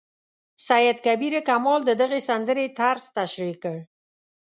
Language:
Pashto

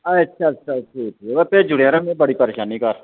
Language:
Dogri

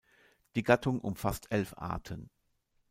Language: German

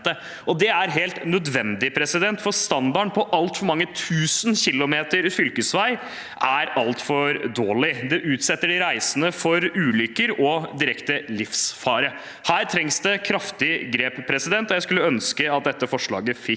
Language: Norwegian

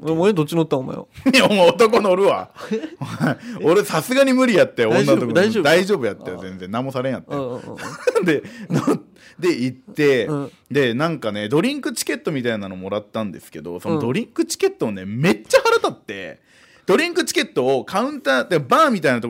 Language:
Japanese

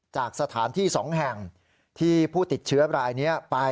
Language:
Thai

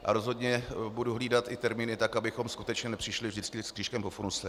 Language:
Czech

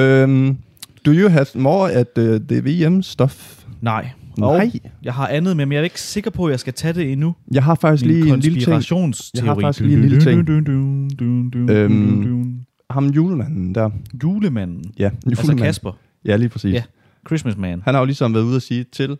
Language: Danish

